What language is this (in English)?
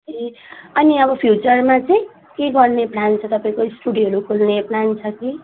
Nepali